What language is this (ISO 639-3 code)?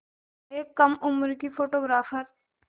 hin